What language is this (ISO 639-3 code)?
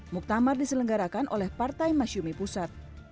ind